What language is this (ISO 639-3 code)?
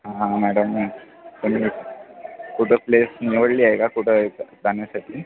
mar